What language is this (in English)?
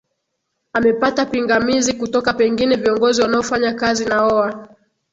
Swahili